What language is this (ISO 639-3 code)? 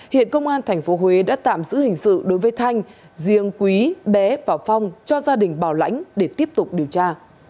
vie